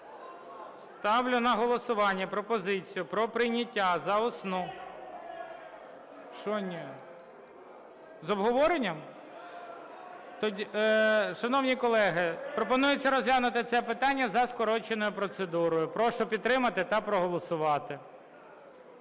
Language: Ukrainian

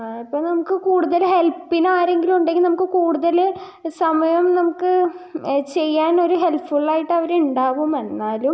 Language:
Malayalam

